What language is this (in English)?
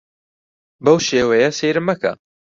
Central Kurdish